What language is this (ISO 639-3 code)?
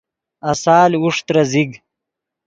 ydg